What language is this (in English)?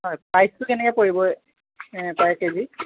Assamese